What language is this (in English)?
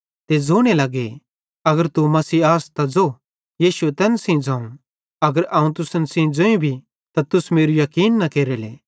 Bhadrawahi